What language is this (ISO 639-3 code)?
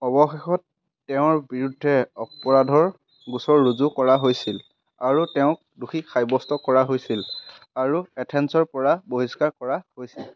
asm